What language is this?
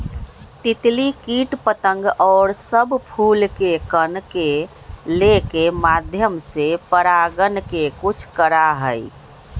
Magahi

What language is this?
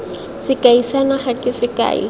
Tswana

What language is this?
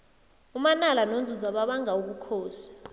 South Ndebele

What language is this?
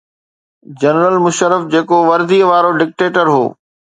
Sindhi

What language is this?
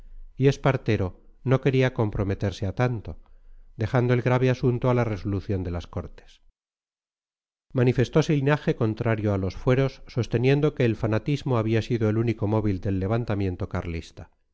Spanish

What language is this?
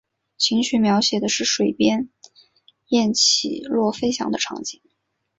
Chinese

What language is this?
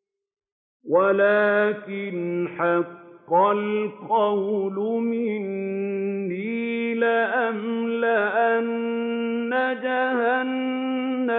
Arabic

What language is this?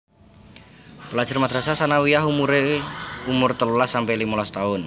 Javanese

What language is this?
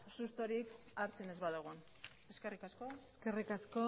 Basque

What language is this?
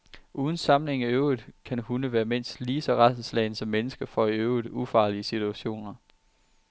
Danish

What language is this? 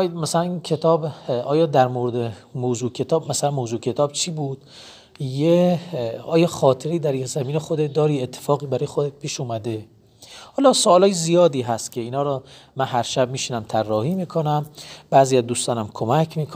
Persian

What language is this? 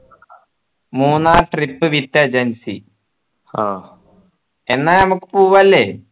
Malayalam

